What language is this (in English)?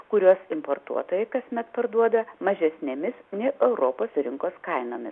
Lithuanian